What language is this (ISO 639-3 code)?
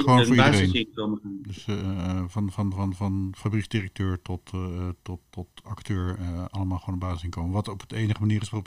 nld